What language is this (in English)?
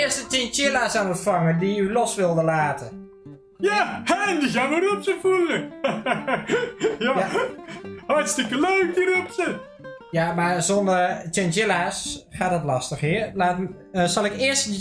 Dutch